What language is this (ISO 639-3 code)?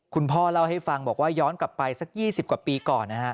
tha